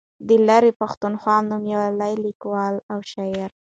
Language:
Pashto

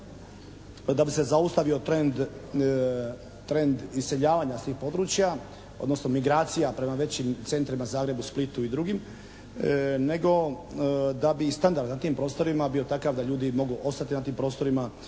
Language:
Croatian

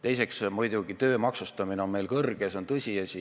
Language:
Estonian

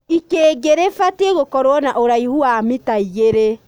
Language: Kikuyu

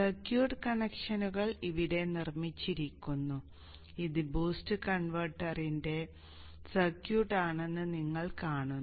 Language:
Malayalam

